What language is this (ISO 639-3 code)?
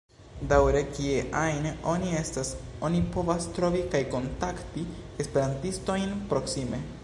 epo